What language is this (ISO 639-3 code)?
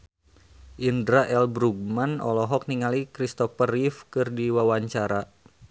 sun